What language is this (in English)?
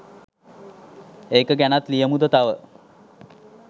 Sinhala